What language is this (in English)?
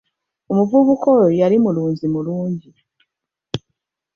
Ganda